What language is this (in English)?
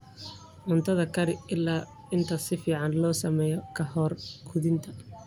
Somali